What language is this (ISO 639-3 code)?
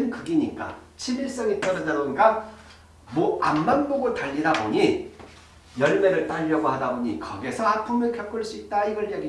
kor